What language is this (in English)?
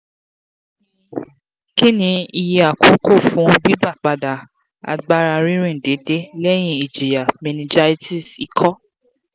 Yoruba